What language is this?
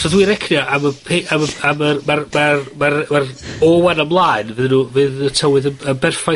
Welsh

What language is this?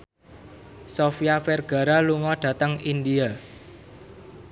Javanese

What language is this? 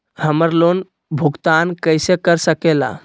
Magahi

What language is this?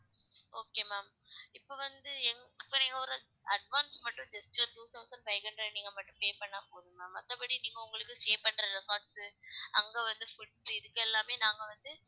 Tamil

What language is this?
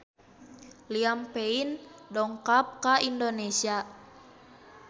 Sundanese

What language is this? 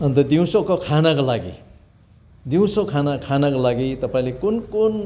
Nepali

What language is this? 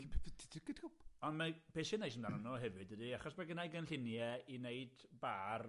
Welsh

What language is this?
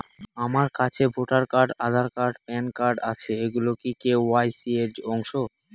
Bangla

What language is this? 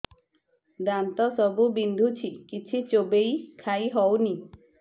Odia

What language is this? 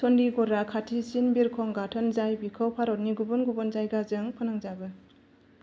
Bodo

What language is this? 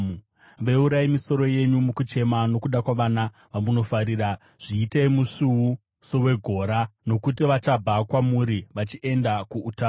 Shona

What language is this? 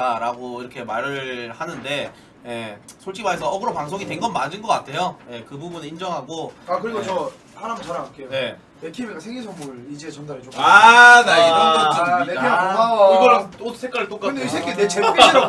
Korean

